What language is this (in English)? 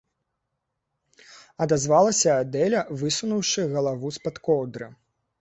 Belarusian